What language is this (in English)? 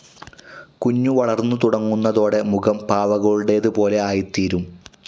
Malayalam